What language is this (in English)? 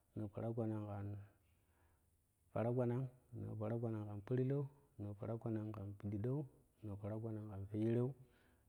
Kushi